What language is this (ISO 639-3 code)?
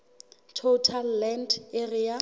sot